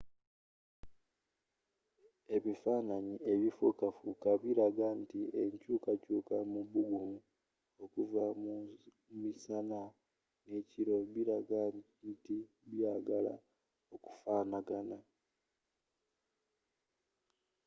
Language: Ganda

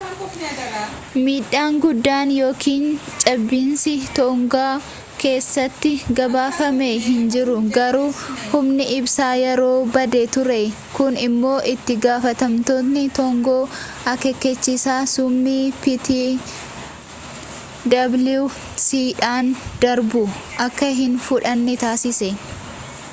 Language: Oromo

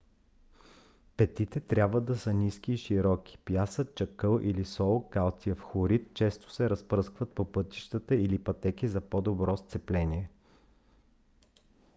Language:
Bulgarian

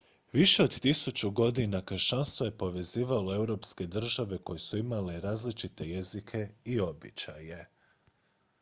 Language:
Croatian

